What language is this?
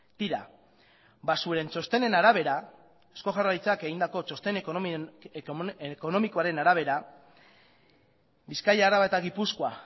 Basque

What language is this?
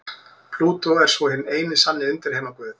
Icelandic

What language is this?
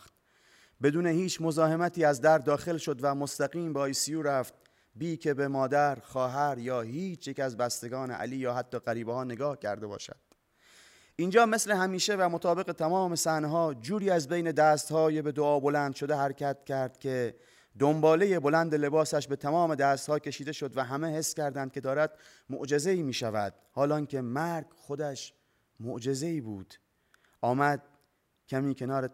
Persian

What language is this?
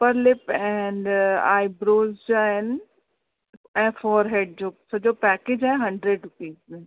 Sindhi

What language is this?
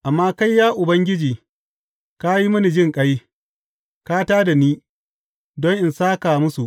Hausa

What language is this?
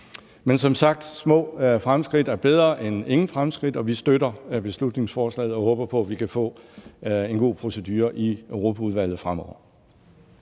Danish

